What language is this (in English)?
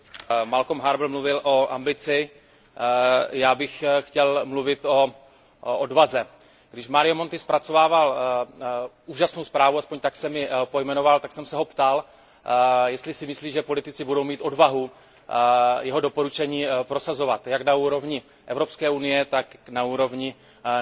Czech